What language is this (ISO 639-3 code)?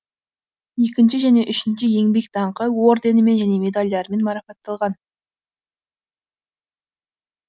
kaz